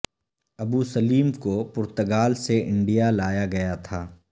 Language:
Urdu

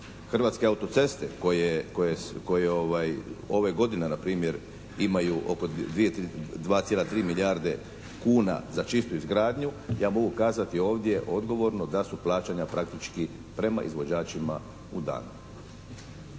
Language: Croatian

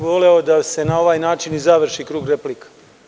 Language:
Serbian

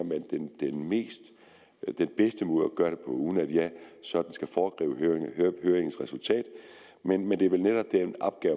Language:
Danish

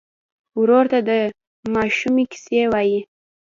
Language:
Pashto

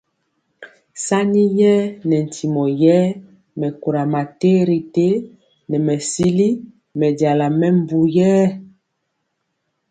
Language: Mpiemo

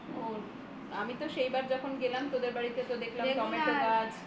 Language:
Bangla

